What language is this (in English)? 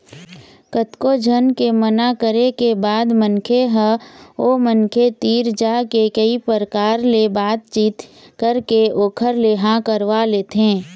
Chhattisgarhi